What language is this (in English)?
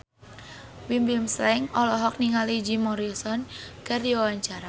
Sundanese